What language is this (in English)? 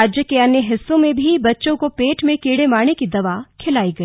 Hindi